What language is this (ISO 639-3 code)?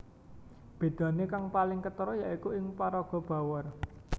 jav